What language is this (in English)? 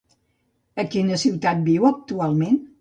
Catalan